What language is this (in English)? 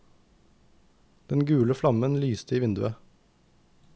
Norwegian